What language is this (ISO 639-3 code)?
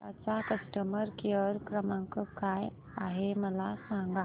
mar